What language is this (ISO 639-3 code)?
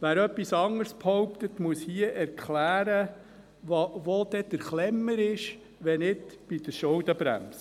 gsw